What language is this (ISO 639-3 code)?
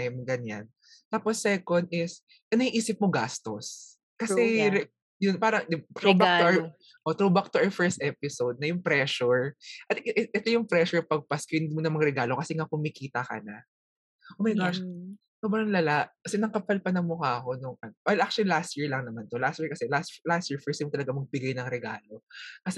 fil